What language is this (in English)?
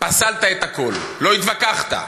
Hebrew